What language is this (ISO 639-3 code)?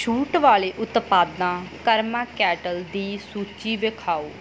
pan